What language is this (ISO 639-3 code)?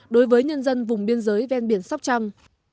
vie